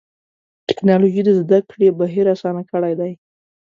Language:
Pashto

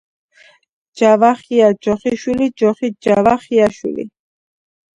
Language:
Georgian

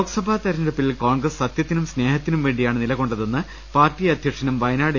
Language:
Malayalam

